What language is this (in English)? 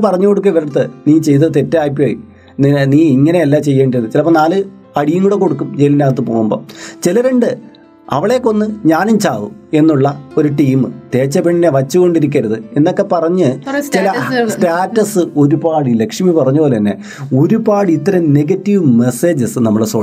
Malayalam